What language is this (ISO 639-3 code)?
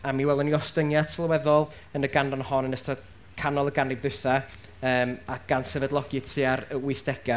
cym